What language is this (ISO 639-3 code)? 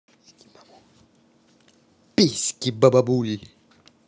rus